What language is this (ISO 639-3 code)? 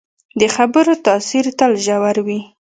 pus